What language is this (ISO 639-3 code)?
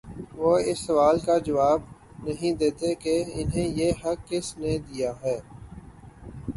urd